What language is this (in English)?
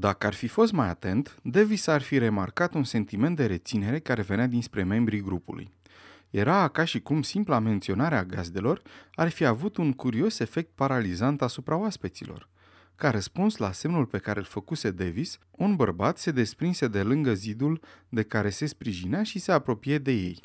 Romanian